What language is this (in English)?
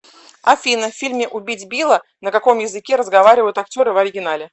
Russian